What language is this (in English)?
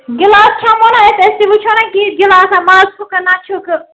Kashmiri